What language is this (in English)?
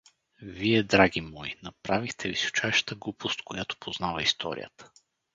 Bulgarian